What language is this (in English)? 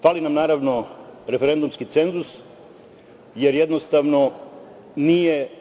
Serbian